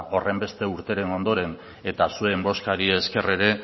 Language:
Basque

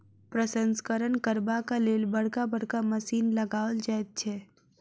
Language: Maithili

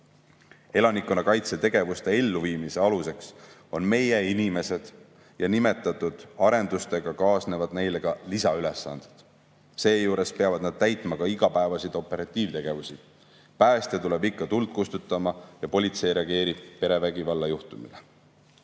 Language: Estonian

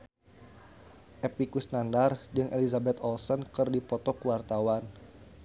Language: Sundanese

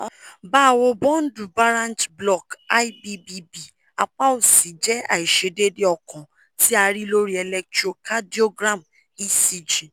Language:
Yoruba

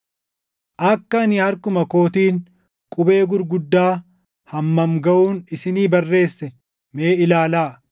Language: Oromo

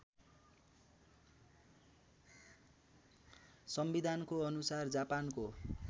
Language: Nepali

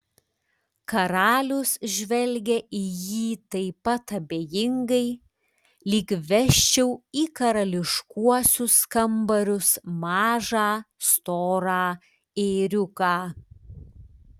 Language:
Lithuanian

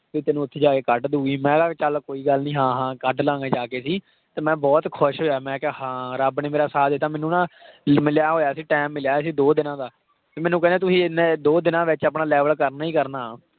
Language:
Punjabi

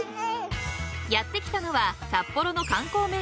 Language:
Japanese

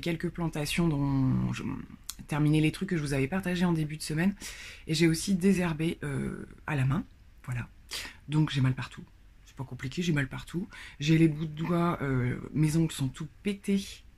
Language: French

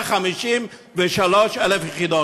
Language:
Hebrew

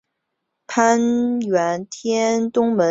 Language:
Chinese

